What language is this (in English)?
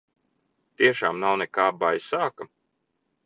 Latvian